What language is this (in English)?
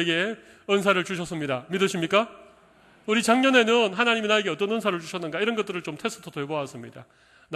Korean